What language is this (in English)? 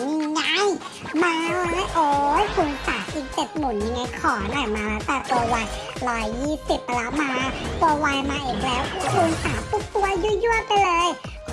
Thai